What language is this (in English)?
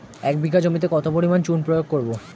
Bangla